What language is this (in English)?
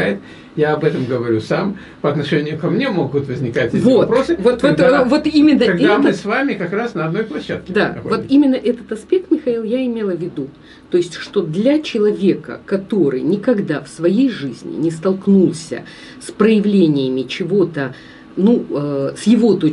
Russian